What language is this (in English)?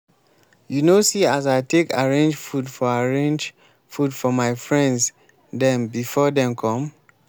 Nigerian Pidgin